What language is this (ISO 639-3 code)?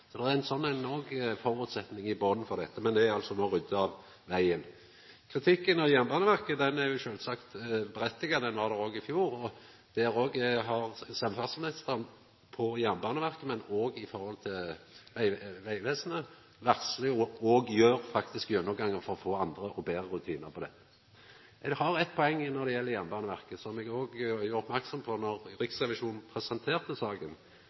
nno